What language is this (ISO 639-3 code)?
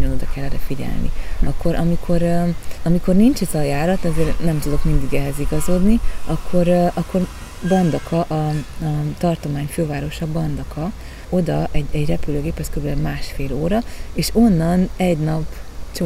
hun